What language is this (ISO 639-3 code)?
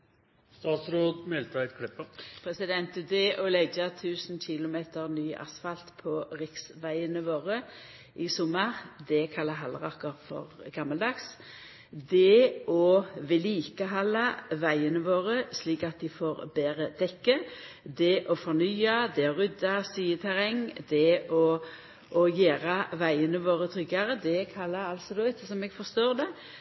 nno